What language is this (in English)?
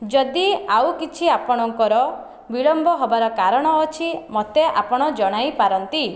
Odia